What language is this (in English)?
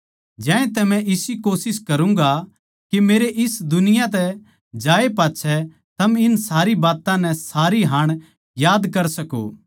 Haryanvi